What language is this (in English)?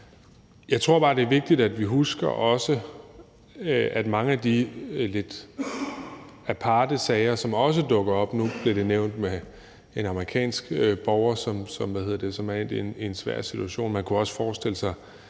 Danish